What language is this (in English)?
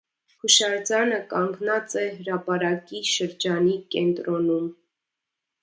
Armenian